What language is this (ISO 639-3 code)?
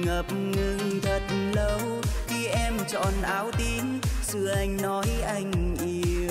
vie